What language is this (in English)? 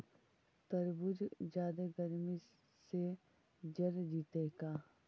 Magahi